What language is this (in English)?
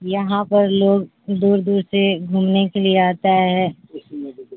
Urdu